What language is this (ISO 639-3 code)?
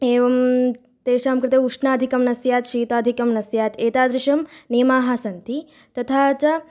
san